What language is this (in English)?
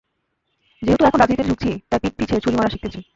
Bangla